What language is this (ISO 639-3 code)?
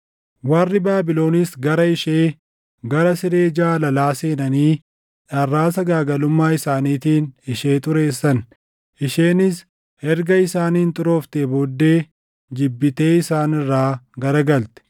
orm